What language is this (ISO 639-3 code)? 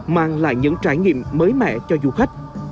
vie